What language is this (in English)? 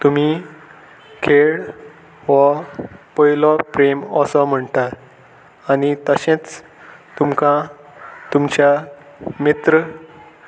Konkani